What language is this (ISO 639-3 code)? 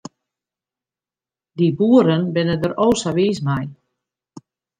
fry